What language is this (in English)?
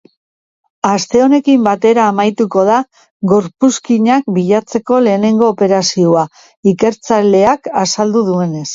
Basque